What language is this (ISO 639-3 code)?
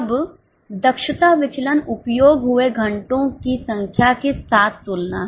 hin